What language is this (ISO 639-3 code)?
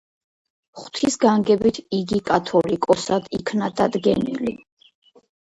kat